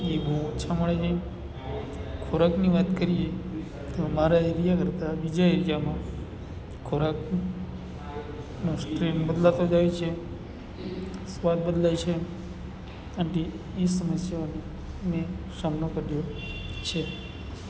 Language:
Gujarati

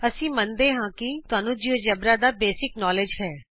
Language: Punjabi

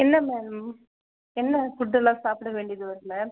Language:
Tamil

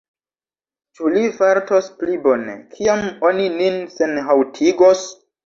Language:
Esperanto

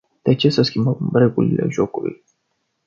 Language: Romanian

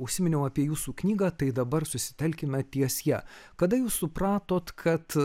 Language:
Lithuanian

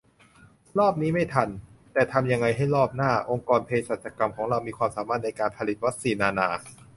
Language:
Thai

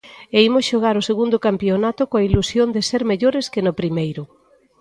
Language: Galician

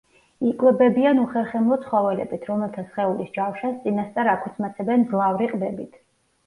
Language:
Georgian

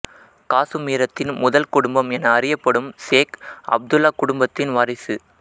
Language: Tamil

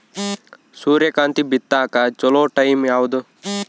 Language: Kannada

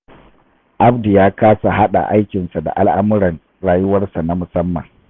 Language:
Hausa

